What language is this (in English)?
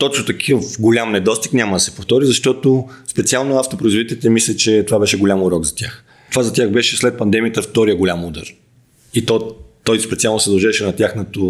Bulgarian